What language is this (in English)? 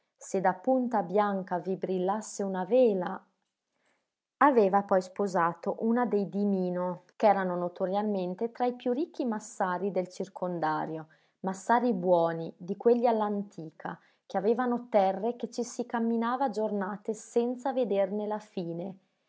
Italian